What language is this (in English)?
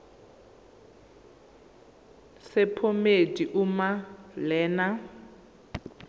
Zulu